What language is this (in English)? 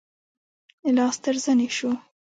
Pashto